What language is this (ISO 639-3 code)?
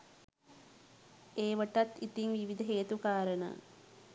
sin